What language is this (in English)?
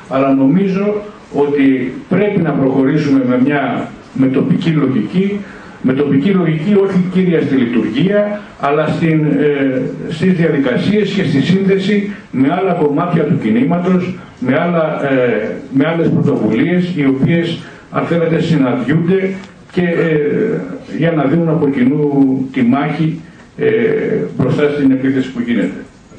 Greek